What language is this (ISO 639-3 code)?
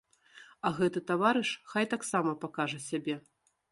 bel